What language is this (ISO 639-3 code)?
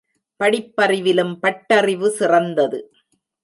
tam